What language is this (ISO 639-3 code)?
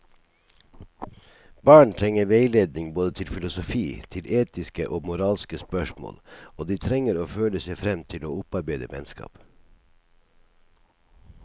nor